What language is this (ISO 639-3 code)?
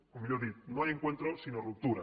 cat